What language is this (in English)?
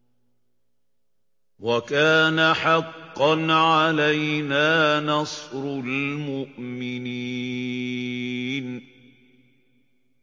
Arabic